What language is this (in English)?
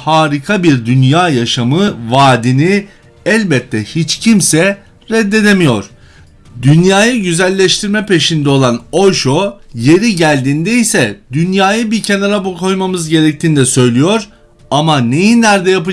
Turkish